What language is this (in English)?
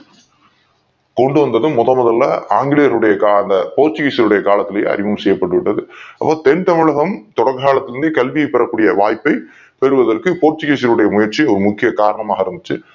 Tamil